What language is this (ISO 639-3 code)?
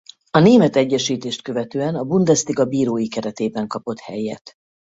hun